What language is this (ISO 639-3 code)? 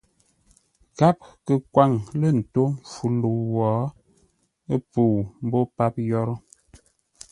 nla